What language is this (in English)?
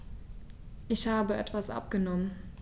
German